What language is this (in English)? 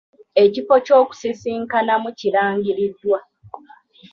Ganda